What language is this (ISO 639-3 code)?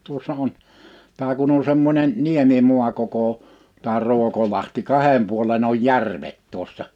fin